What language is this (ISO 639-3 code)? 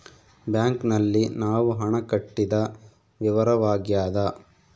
kan